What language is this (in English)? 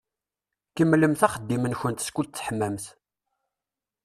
Kabyle